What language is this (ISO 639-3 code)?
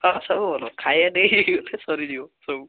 ori